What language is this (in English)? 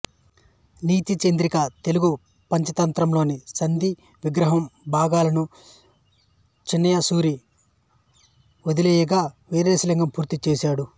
Telugu